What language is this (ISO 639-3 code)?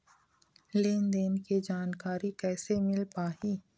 hne